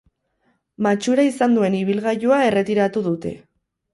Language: Basque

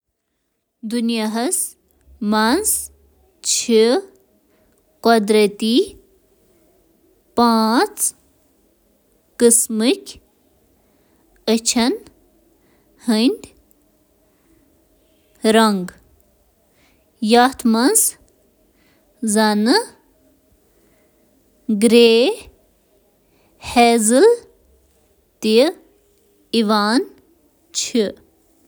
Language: Kashmiri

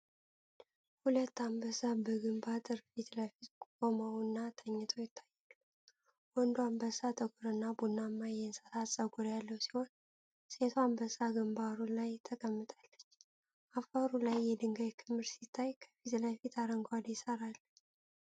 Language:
Amharic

